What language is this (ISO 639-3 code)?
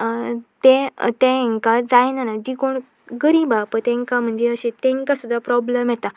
kok